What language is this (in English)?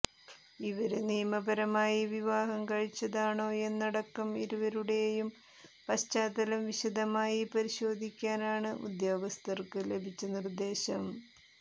Malayalam